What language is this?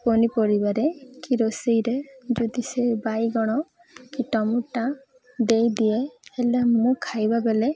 Odia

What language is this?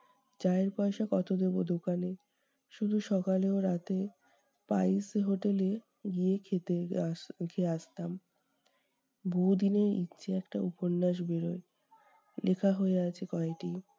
Bangla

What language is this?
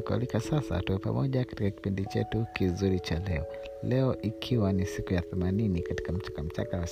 Swahili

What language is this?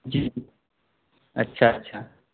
Urdu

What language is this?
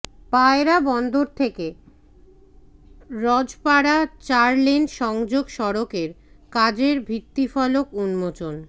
Bangla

